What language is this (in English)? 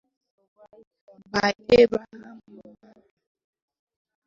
Igbo